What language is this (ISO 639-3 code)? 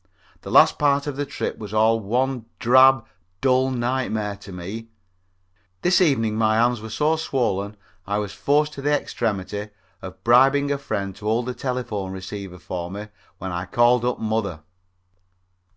eng